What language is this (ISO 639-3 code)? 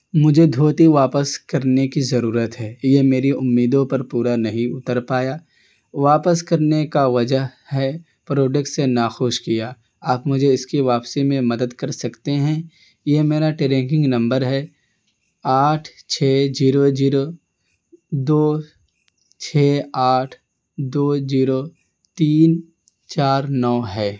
urd